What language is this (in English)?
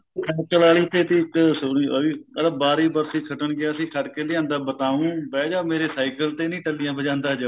Punjabi